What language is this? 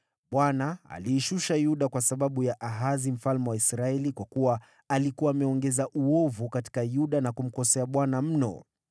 Swahili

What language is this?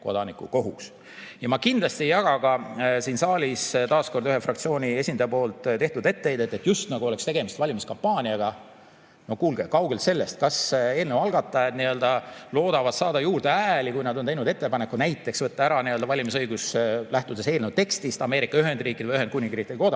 Estonian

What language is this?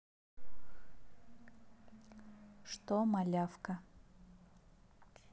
Russian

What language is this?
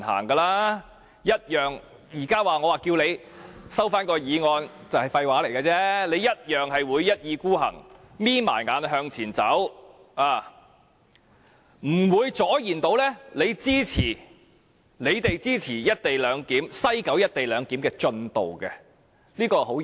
Cantonese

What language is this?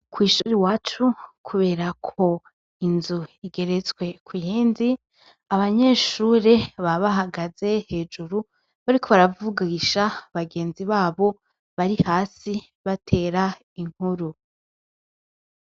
Rundi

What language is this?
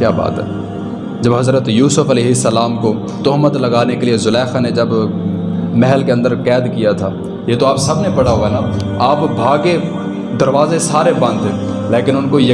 Urdu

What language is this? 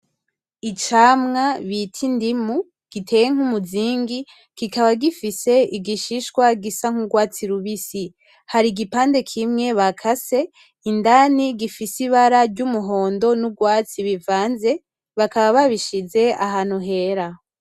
Rundi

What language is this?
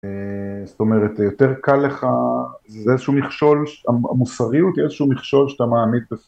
Hebrew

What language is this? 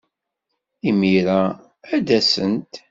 Kabyle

